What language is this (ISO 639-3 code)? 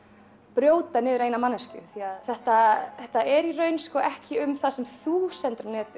isl